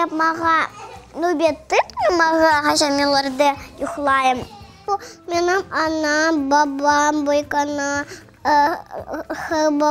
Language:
Russian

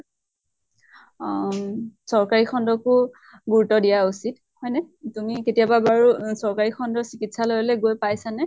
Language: Assamese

